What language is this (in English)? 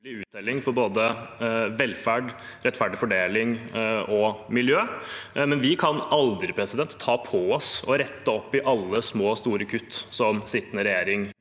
Norwegian